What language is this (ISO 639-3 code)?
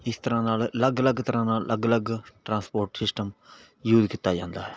pan